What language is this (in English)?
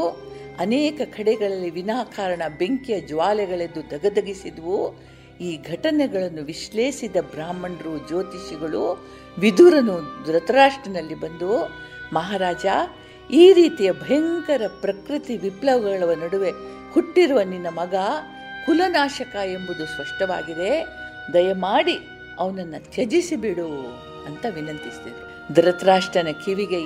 Kannada